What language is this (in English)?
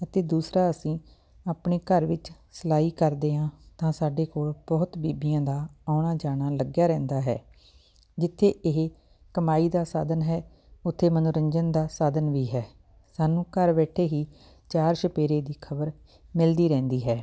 Punjabi